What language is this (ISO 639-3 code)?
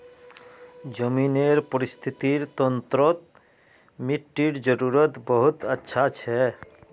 mag